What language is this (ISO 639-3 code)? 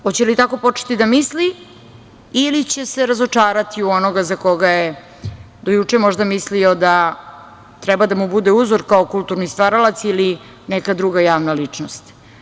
srp